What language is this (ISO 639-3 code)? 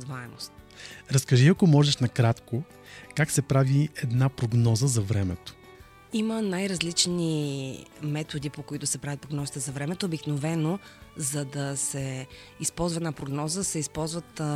bul